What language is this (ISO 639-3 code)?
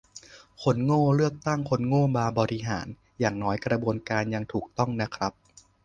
tha